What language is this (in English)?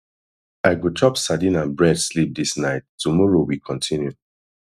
Nigerian Pidgin